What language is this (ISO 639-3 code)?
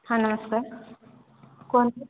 ori